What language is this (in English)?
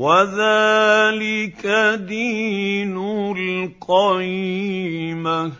Arabic